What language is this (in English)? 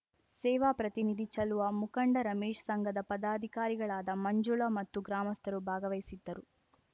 Kannada